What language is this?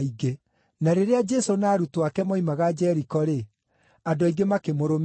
Kikuyu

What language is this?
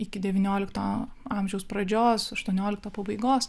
Lithuanian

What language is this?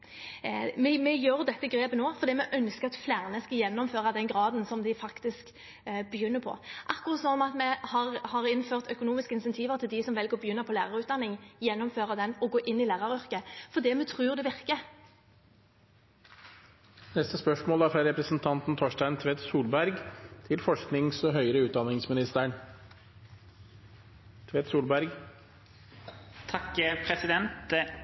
Norwegian Bokmål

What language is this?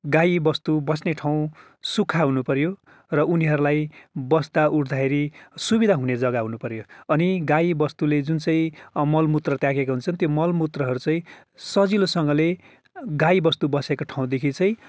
Nepali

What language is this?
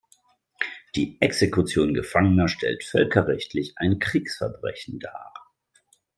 German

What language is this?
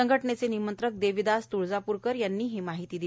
Marathi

